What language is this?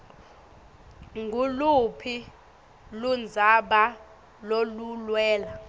Swati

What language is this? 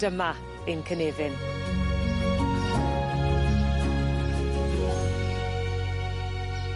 Welsh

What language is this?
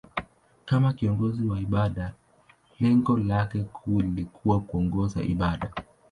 Swahili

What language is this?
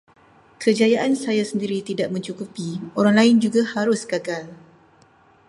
Malay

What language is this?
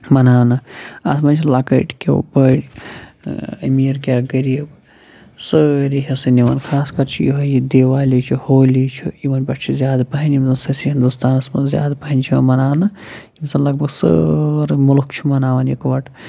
Kashmiri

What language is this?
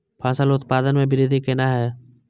Maithili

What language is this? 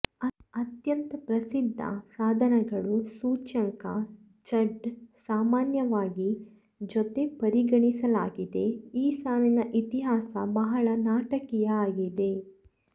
Kannada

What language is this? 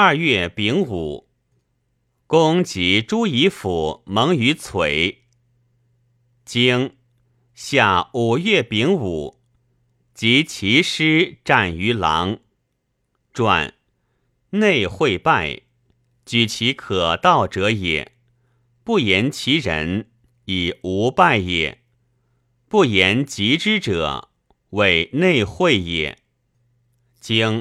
Chinese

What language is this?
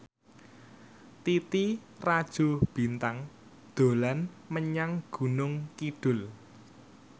Javanese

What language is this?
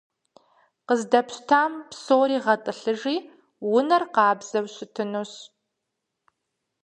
Kabardian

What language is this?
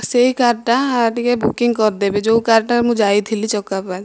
Odia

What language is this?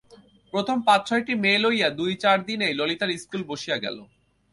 Bangla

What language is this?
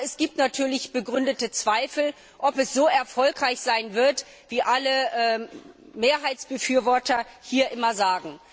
German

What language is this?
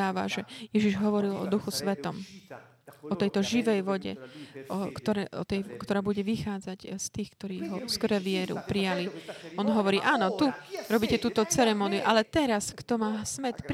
Slovak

